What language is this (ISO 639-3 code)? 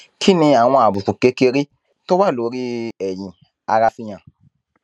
yor